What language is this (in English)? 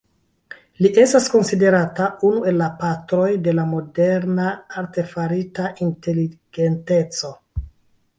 Esperanto